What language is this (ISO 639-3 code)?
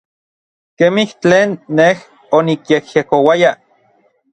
nlv